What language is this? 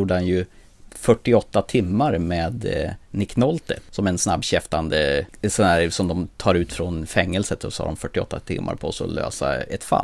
Swedish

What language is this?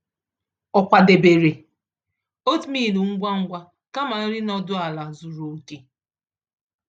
Igbo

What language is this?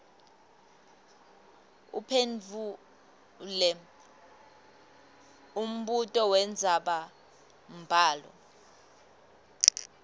Swati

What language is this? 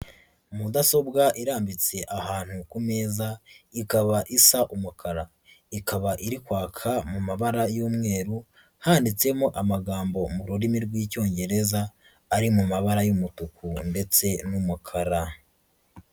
Kinyarwanda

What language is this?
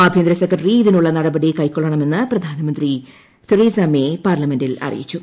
Malayalam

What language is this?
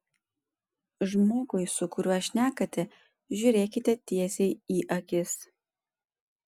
Lithuanian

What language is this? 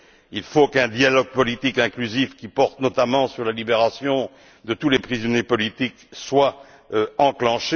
French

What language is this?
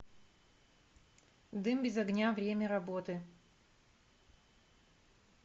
Russian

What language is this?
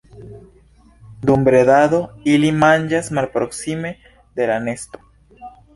Esperanto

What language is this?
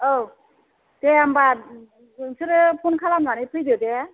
Bodo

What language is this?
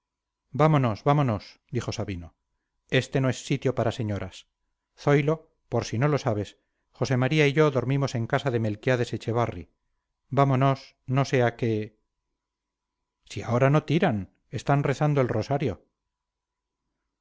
Spanish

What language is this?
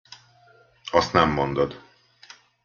Hungarian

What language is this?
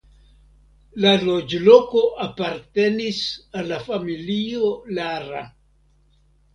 Esperanto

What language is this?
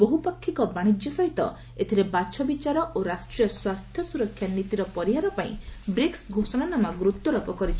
Odia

